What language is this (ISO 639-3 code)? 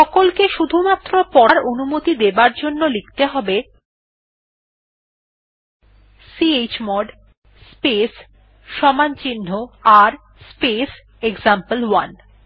ben